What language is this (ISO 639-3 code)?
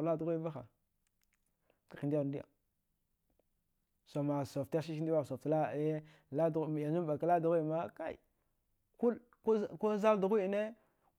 dgh